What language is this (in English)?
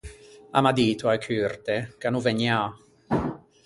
Ligurian